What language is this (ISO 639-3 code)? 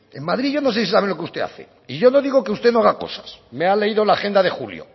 spa